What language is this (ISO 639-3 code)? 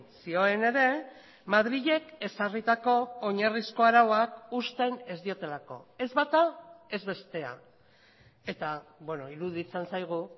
eus